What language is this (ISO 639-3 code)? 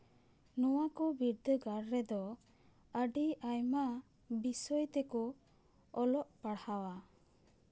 sat